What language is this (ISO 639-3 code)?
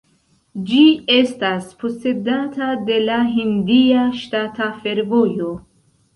epo